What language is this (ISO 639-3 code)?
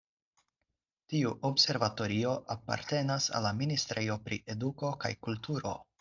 epo